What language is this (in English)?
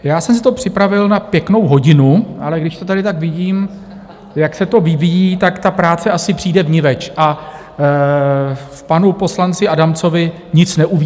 Czech